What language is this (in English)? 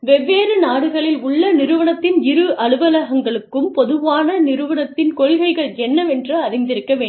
Tamil